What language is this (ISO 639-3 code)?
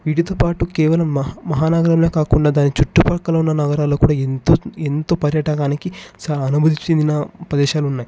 tel